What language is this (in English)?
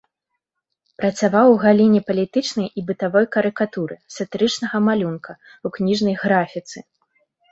Belarusian